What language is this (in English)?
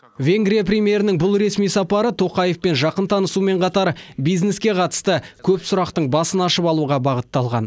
Kazakh